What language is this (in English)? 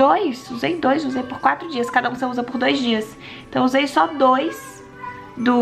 Portuguese